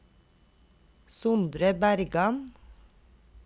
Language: Norwegian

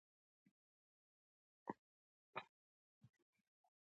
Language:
Pashto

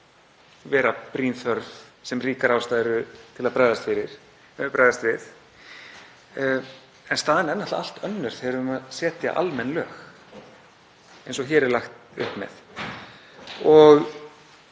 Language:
Icelandic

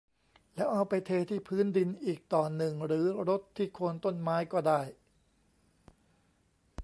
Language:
Thai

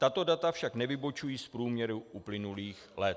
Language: Czech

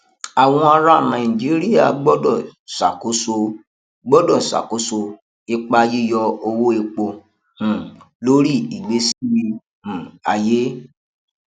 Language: Yoruba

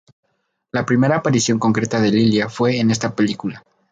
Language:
Spanish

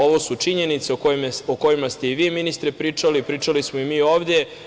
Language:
Serbian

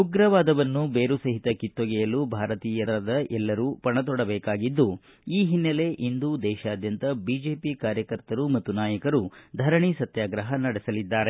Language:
Kannada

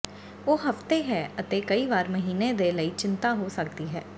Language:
Punjabi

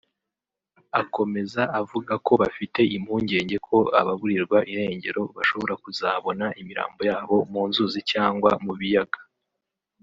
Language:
Kinyarwanda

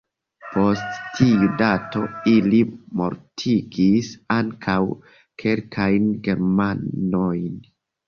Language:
Esperanto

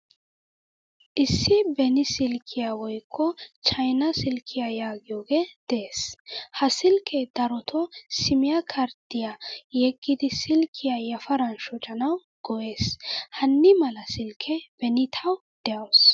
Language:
Wolaytta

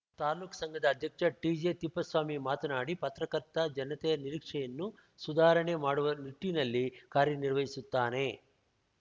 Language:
Kannada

